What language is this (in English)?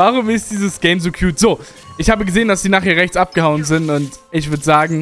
German